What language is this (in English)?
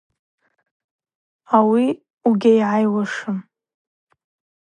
Abaza